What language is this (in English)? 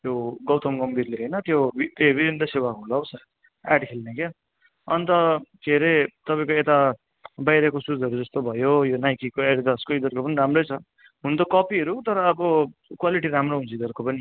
Nepali